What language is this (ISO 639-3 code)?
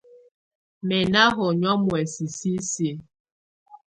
tvu